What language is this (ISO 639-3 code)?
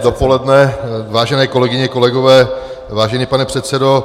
ces